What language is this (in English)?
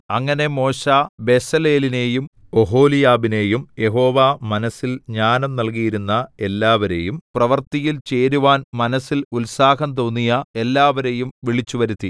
Malayalam